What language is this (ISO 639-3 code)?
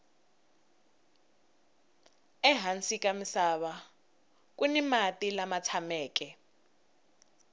tso